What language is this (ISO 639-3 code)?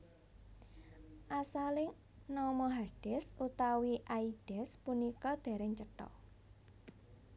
jav